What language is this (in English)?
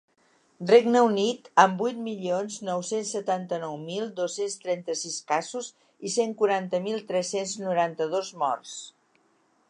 Catalan